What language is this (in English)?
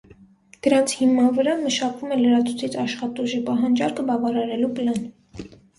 Armenian